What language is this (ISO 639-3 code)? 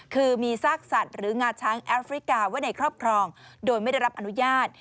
tha